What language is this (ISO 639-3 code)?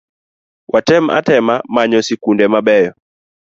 luo